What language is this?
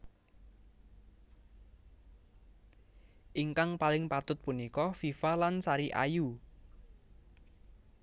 Javanese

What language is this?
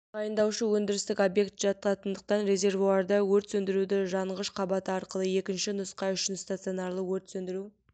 Kazakh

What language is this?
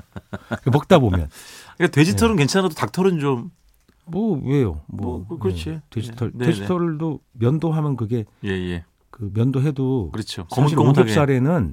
Korean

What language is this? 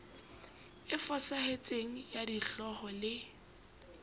Southern Sotho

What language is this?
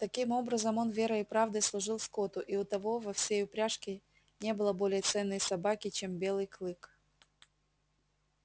Russian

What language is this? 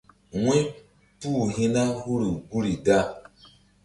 Mbum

